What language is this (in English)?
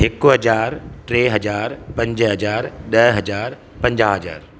Sindhi